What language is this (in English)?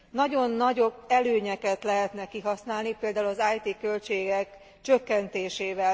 Hungarian